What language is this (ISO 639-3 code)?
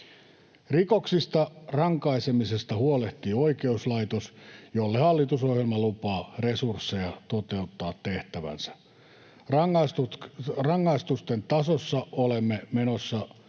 fin